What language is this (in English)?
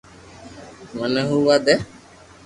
Loarki